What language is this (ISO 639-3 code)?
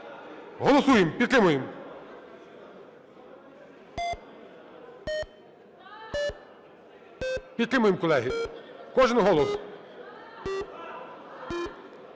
ukr